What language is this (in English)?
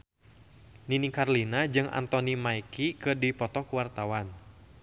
Sundanese